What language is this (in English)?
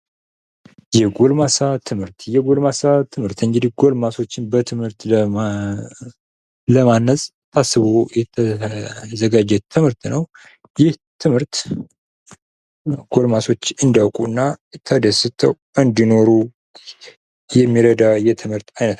Amharic